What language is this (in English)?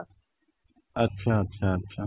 Odia